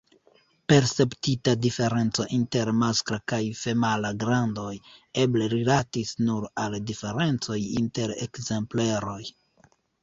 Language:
Esperanto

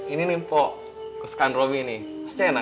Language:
Indonesian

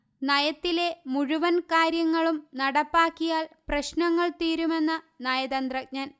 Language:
Malayalam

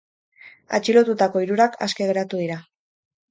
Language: Basque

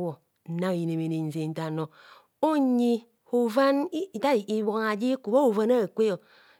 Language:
Kohumono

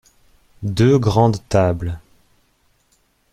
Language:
French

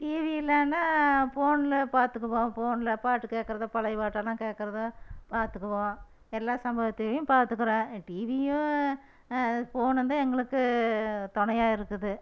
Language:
Tamil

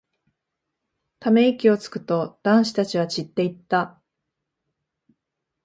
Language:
Japanese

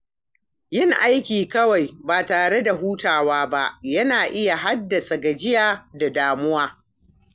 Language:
Hausa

